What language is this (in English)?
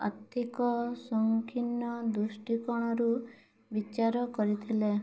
Odia